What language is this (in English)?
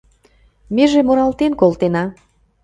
Mari